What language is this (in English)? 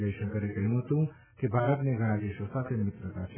Gujarati